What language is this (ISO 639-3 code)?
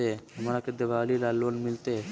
mag